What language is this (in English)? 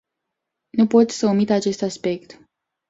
Romanian